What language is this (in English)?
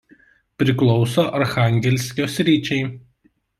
Lithuanian